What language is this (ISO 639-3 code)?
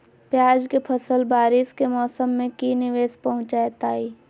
mag